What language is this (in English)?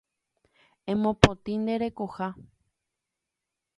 Guarani